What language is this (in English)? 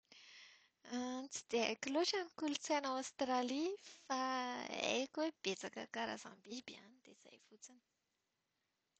Malagasy